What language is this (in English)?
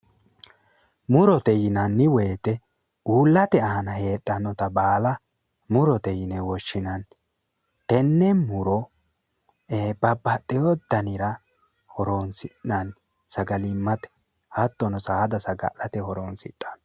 Sidamo